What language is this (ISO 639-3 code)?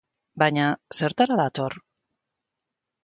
eus